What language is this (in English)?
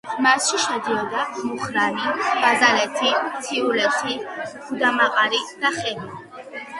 Georgian